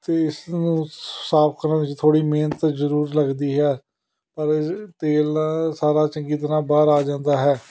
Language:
Punjabi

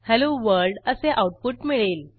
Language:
Marathi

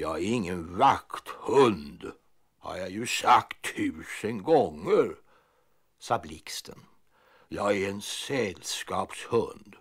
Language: Swedish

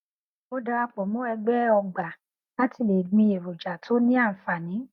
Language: Yoruba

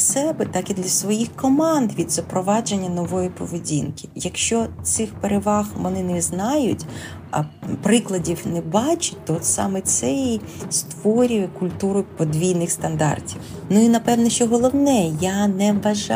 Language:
Ukrainian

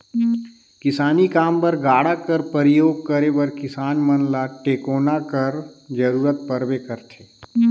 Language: Chhattisgarhi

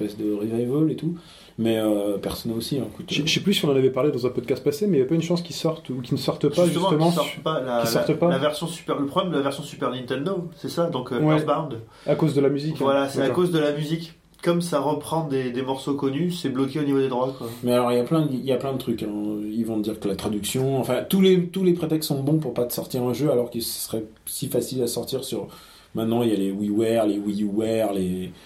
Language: French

